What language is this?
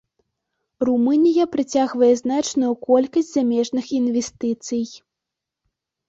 Belarusian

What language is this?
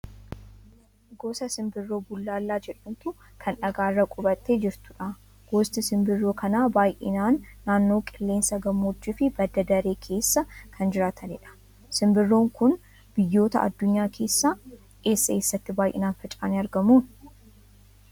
Oromo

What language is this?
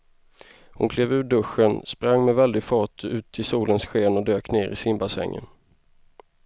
Swedish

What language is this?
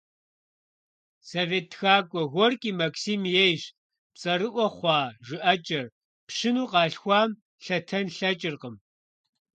Kabardian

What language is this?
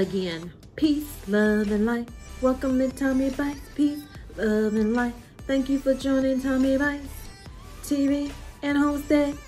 English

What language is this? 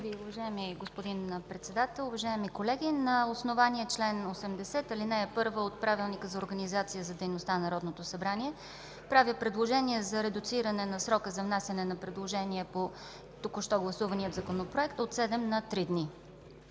Bulgarian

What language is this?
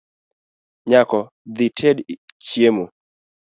Luo (Kenya and Tanzania)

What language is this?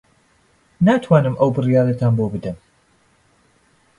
Central Kurdish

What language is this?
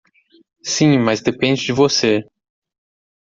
Portuguese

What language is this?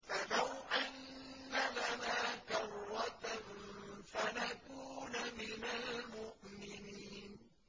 Arabic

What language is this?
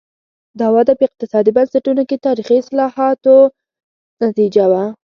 Pashto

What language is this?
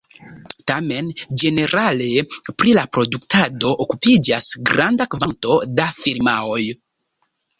Esperanto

